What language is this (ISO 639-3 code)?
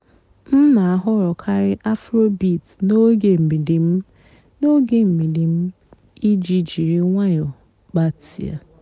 ibo